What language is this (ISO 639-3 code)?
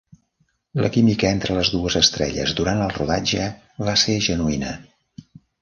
cat